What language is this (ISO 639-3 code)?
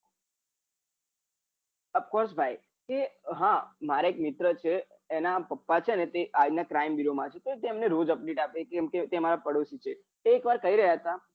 guj